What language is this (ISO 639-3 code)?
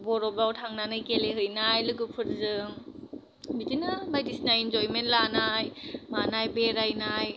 brx